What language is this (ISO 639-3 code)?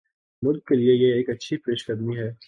urd